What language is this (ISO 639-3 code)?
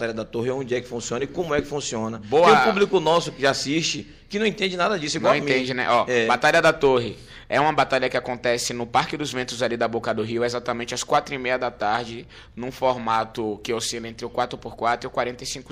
por